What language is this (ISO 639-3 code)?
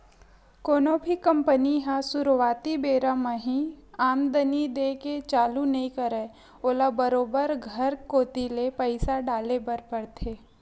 hne